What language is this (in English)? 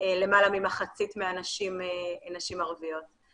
Hebrew